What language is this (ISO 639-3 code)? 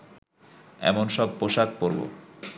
ben